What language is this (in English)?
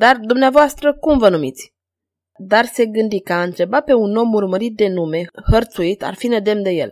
Romanian